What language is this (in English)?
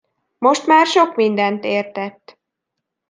Hungarian